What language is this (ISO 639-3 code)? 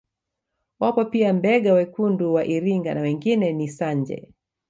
swa